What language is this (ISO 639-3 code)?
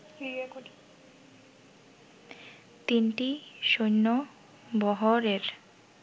ben